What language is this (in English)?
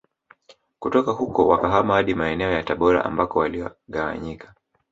Swahili